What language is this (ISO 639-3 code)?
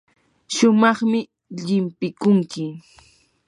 qur